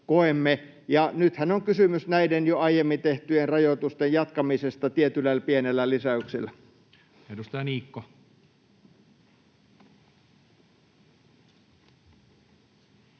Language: Finnish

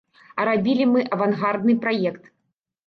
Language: Belarusian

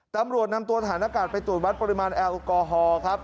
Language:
Thai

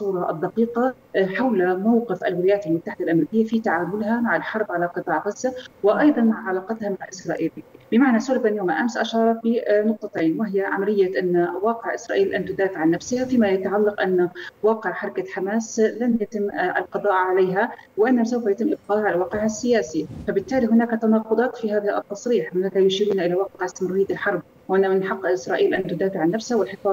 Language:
Arabic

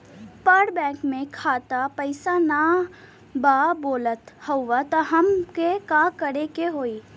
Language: Bhojpuri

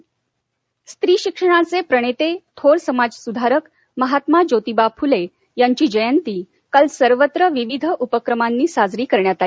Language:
Marathi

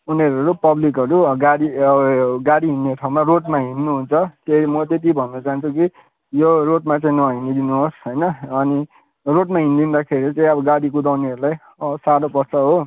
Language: Nepali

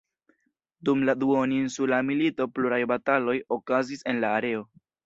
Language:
Esperanto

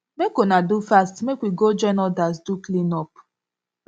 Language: Nigerian Pidgin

